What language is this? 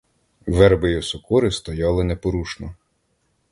Ukrainian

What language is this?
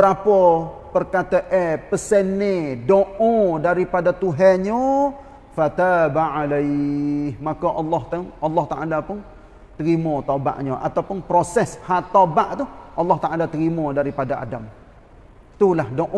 Malay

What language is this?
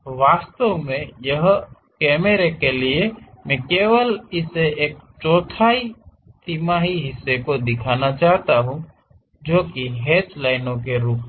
Hindi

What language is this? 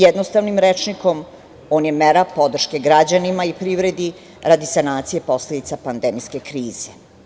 Serbian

